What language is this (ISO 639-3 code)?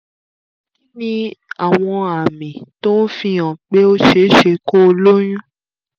yor